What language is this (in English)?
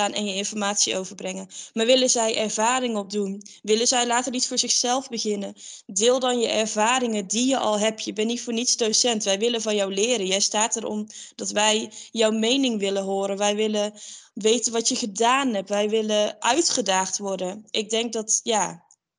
Dutch